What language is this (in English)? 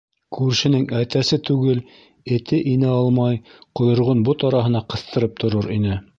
Bashkir